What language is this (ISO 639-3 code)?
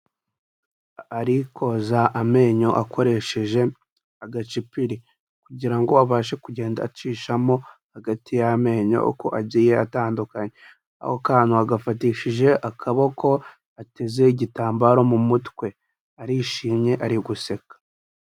kin